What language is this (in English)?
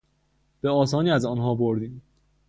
Persian